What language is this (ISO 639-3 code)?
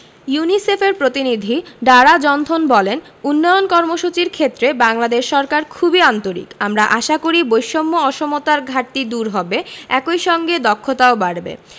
ben